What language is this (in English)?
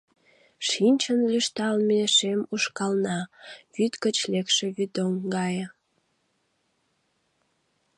Mari